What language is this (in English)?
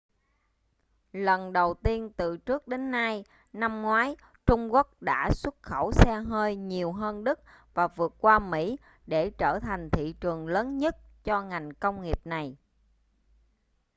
Vietnamese